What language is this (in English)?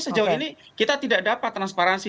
Indonesian